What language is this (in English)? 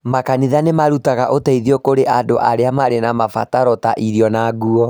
Kikuyu